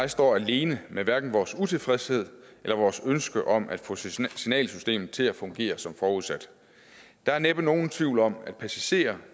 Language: Danish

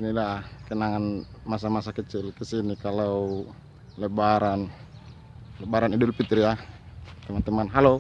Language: Indonesian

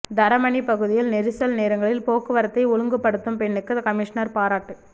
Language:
Tamil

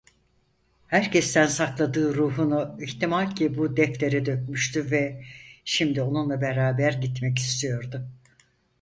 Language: Turkish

